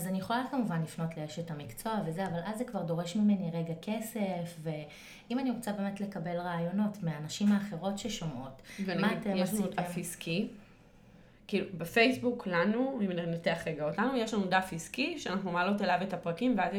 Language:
Hebrew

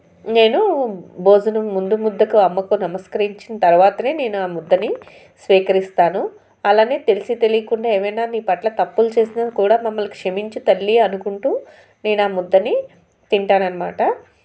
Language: Telugu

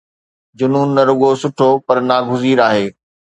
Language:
Sindhi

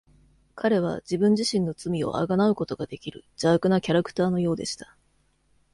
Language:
Japanese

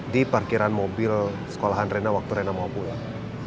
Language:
Indonesian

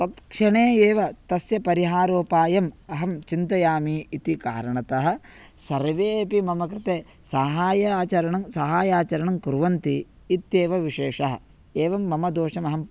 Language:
Sanskrit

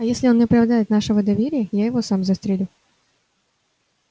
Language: Russian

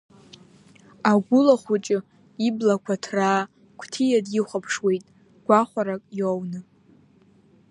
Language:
Abkhazian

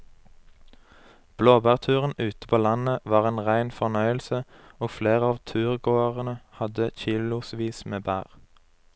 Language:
Norwegian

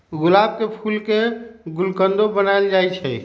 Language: Magahi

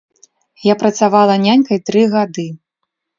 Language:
Belarusian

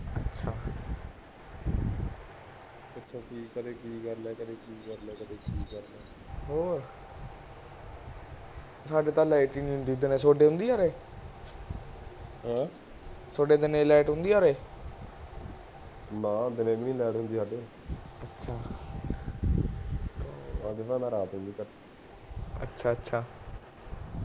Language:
Punjabi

